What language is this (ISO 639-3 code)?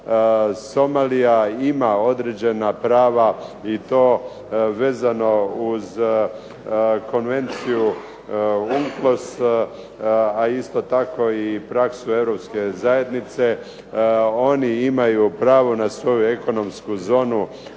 hrv